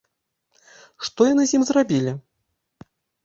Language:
Belarusian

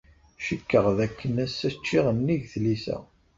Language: Kabyle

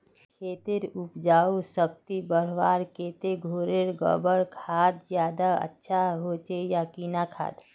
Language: Magahi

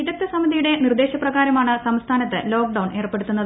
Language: Malayalam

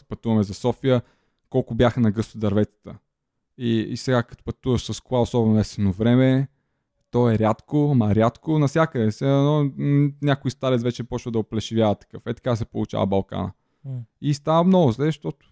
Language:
Bulgarian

